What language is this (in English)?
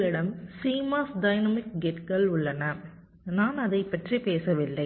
Tamil